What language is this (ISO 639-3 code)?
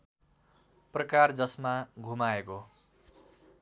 nep